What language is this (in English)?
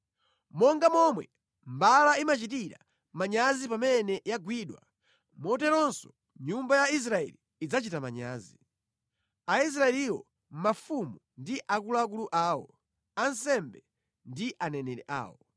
Nyanja